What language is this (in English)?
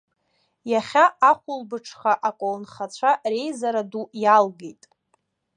Abkhazian